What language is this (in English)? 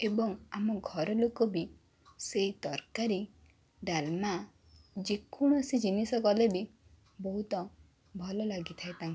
Odia